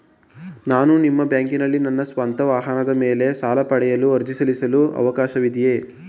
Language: Kannada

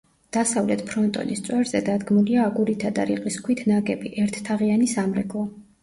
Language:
Georgian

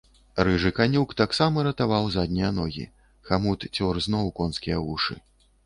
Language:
Belarusian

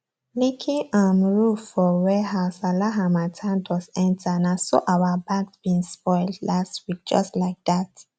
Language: Nigerian Pidgin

